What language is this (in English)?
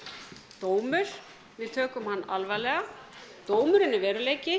Icelandic